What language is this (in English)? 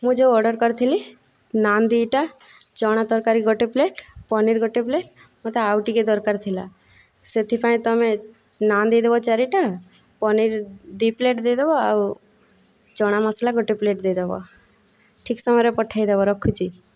Odia